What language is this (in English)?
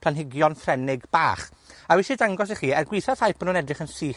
Welsh